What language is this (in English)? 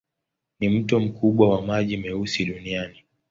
Swahili